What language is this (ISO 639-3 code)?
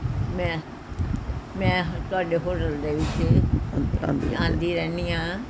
pan